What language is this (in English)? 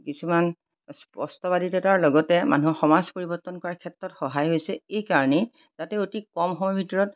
Assamese